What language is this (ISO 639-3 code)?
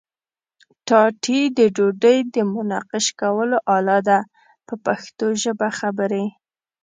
pus